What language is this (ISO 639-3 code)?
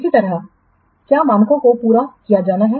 hin